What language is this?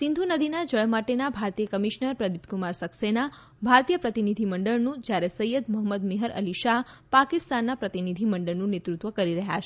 Gujarati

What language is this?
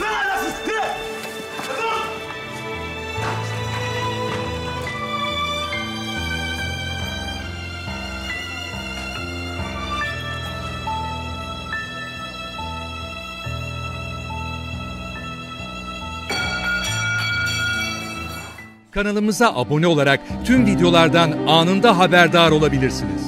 Turkish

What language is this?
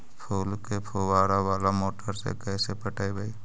Magahi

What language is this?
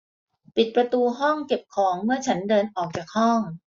Thai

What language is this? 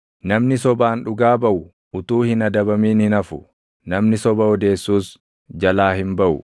Oromo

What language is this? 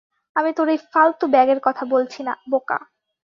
Bangla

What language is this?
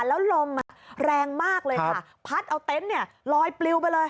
Thai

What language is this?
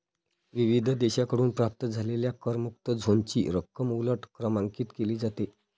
Marathi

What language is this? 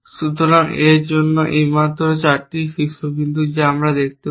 Bangla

